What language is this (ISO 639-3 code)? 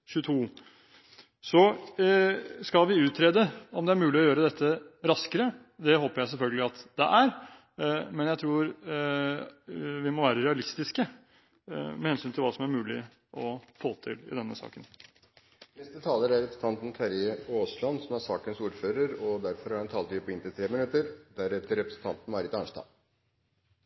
nob